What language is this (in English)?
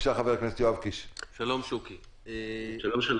Hebrew